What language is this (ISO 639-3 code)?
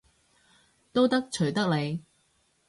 yue